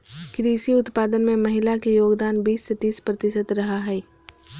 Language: Magahi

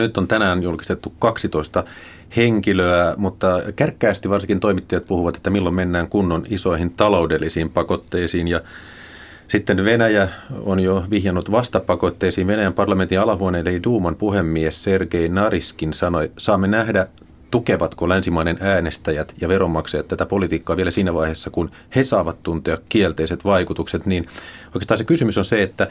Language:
Finnish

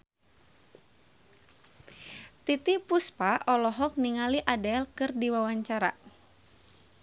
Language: Sundanese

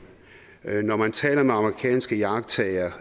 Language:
Danish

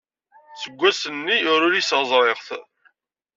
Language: Kabyle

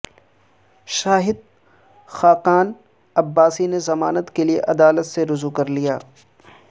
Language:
Urdu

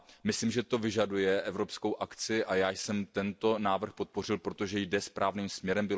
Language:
Czech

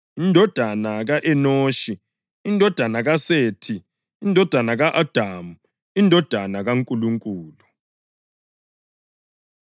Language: North Ndebele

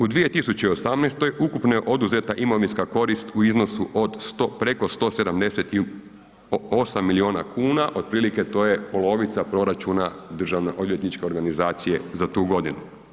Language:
Croatian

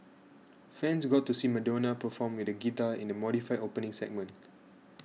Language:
English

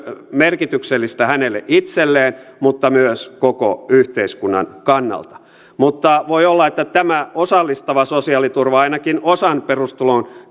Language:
Finnish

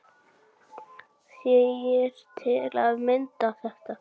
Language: Icelandic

